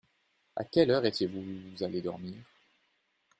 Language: French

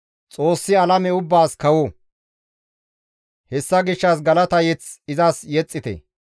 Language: Gamo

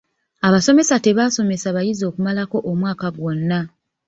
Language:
Ganda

